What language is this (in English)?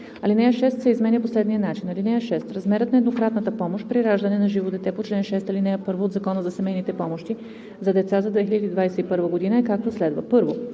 Bulgarian